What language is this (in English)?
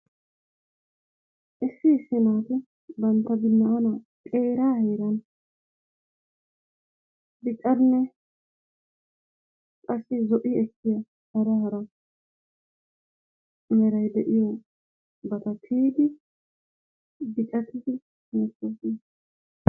Wolaytta